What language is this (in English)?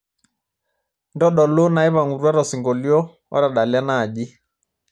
Masai